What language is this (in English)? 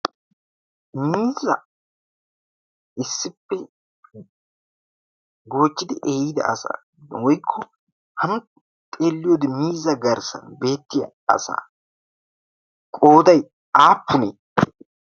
Wolaytta